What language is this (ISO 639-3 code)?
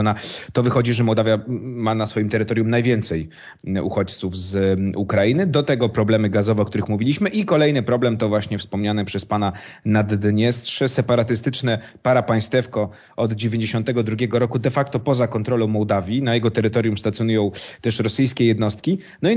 pol